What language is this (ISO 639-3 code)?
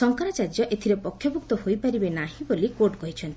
ori